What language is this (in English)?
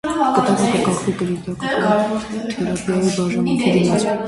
Armenian